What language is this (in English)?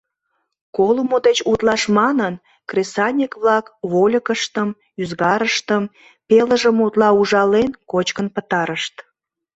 Mari